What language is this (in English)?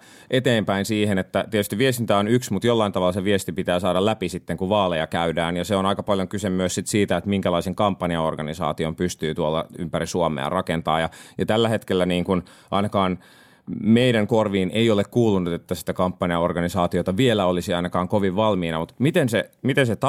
Finnish